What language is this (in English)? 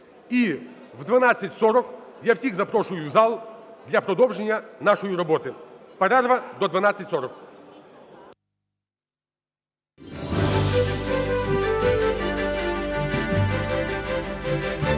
Ukrainian